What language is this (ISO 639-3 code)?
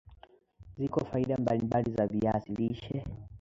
swa